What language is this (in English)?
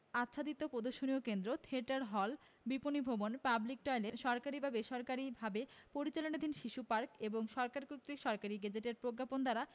Bangla